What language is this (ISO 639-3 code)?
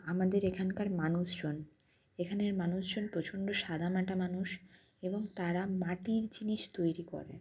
ben